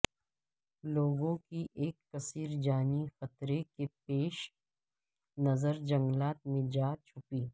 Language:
Urdu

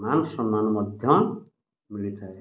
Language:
Odia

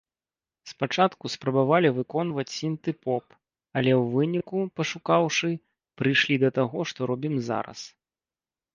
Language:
Belarusian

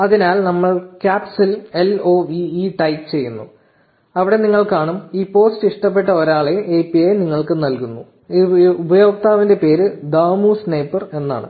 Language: Malayalam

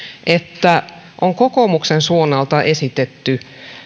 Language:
Finnish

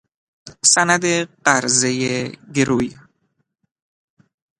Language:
Persian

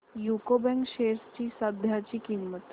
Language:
Marathi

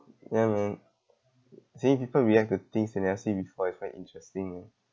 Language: English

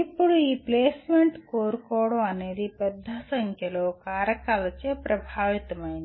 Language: Telugu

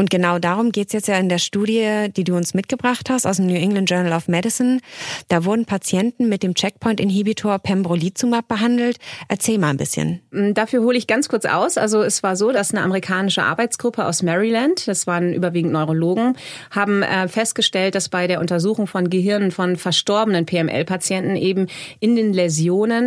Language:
German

